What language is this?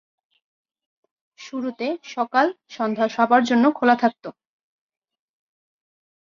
Bangla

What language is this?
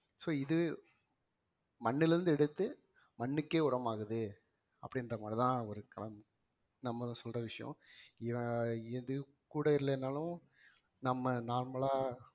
Tamil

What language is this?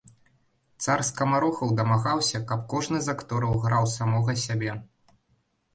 Belarusian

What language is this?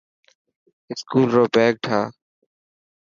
Dhatki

